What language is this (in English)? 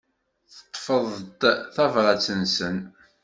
Kabyle